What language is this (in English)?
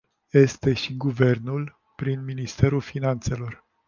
Romanian